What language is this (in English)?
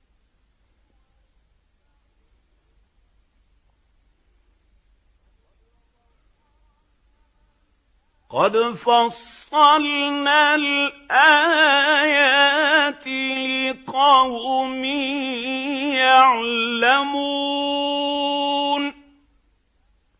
Arabic